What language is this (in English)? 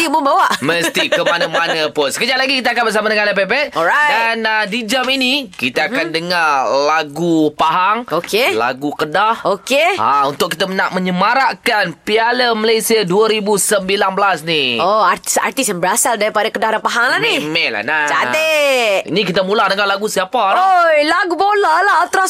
Malay